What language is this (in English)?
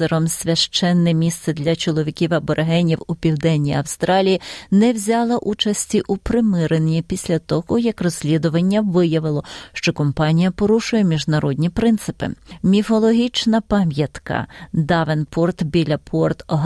Ukrainian